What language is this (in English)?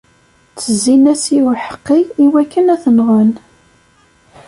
Kabyle